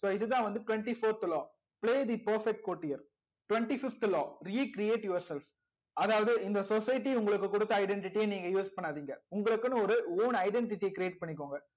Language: Tamil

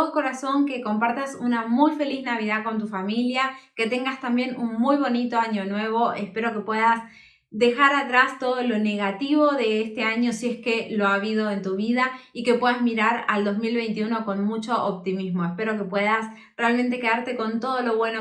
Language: Spanish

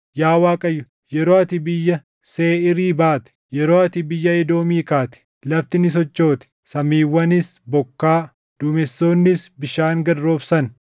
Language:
Oromo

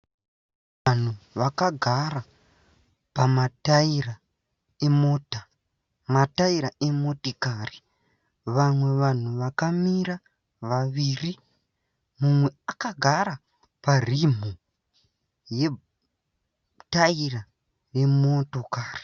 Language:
Shona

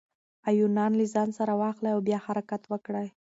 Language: Pashto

